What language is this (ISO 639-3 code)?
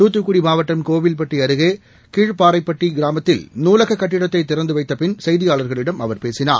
tam